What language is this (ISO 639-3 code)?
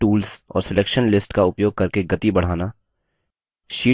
hin